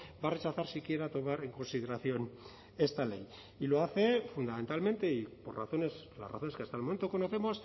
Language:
Spanish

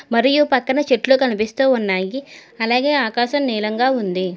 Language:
Telugu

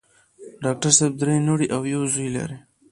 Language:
Pashto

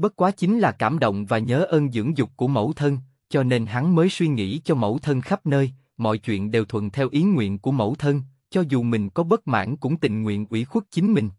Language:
Vietnamese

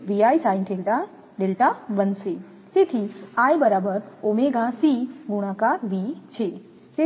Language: Gujarati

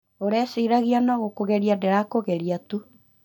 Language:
Kikuyu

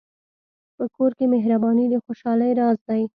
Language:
Pashto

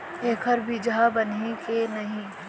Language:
Chhattisgarhi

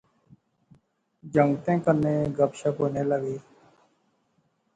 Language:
Pahari-Potwari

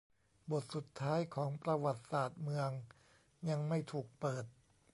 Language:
Thai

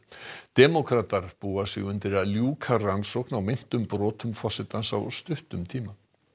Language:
Icelandic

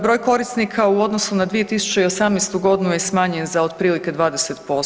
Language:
Croatian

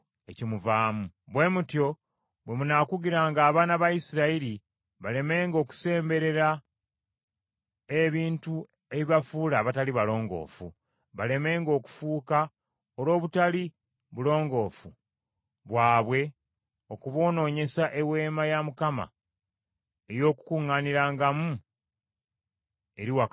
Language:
Ganda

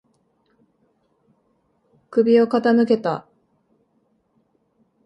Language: Japanese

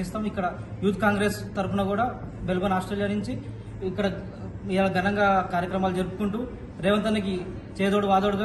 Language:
Dutch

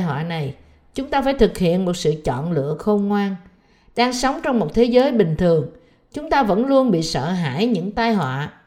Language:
Vietnamese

